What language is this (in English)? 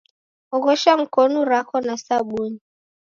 Taita